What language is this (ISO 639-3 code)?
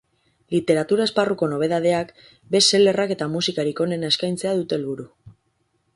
eus